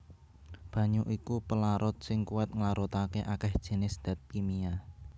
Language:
Javanese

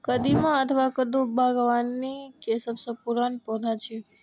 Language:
Maithili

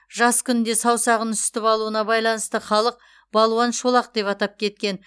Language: Kazakh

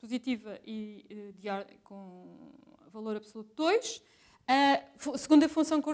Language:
Portuguese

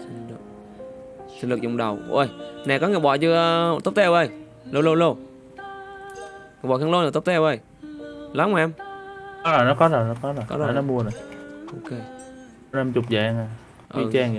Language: Vietnamese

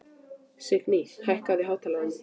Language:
Icelandic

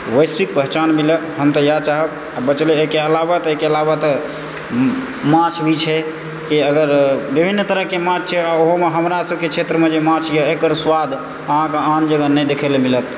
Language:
Maithili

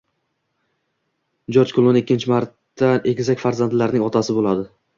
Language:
Uzbek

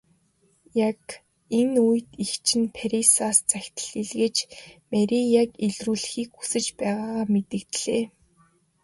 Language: Mongolian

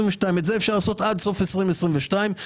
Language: Hebrew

